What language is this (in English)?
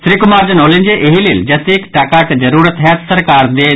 Maithili